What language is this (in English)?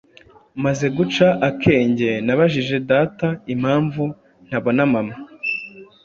Kinyarwanda